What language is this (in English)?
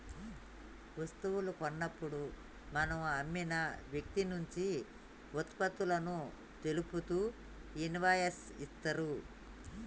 Telugu